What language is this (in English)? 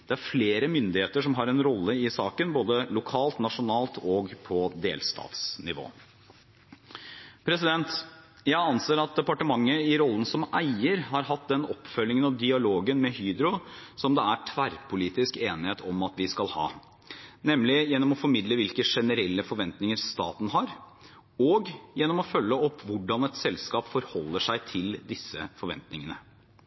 Norwegian Bokmål